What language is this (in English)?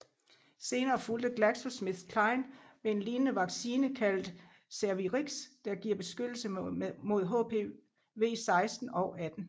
Danish